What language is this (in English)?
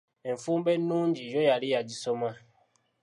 Ganda